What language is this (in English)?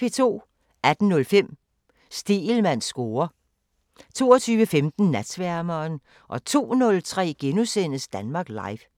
Danish